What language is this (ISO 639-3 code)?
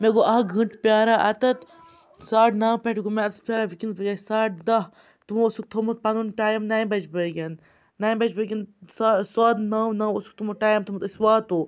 kas